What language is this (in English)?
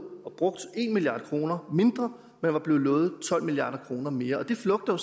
Danish